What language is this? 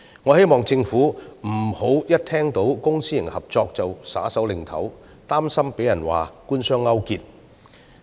Cantonese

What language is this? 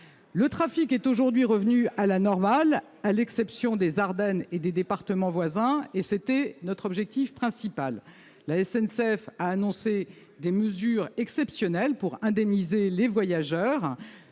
French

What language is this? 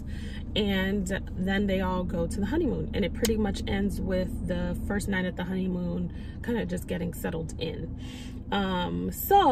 English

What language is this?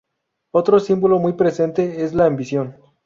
Spanish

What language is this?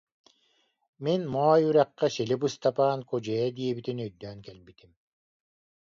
Yakut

